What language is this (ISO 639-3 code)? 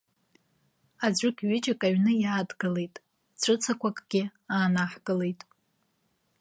abk